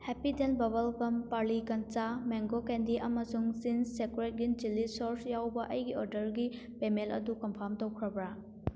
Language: Manipuri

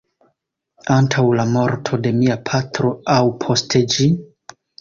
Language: Esperanto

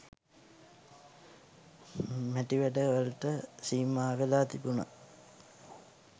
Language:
Sinhala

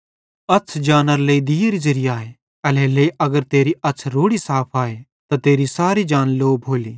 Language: Bhadrawahi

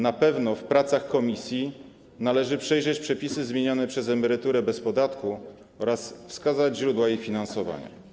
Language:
Polish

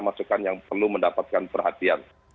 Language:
Indonesian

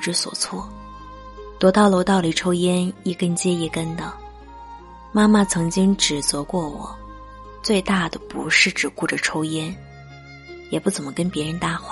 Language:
Chinese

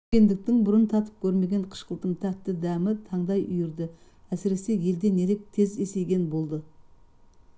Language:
Kazakh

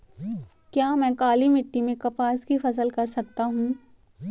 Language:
Hindi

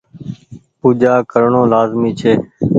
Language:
Goaria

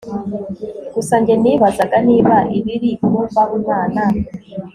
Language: Kinyarwanda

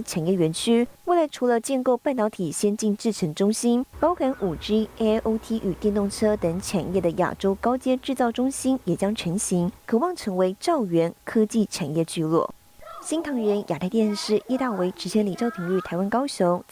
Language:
Chinese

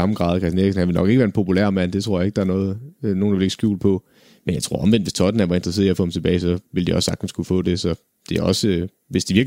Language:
Danish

